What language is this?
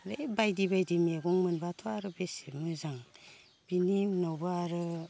Bodo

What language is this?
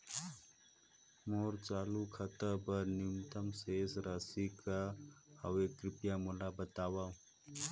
Chhattisgarhi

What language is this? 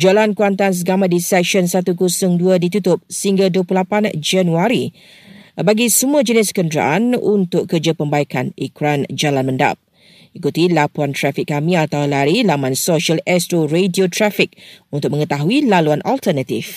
Malay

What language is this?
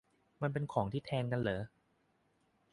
Thai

